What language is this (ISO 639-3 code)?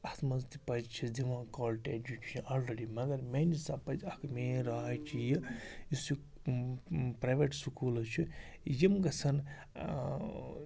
kas